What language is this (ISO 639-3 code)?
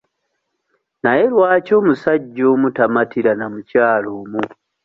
lug